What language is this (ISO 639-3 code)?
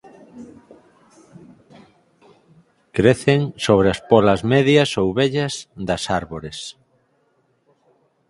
glg